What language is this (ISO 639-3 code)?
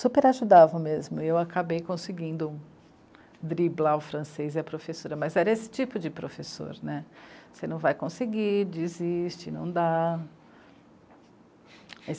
por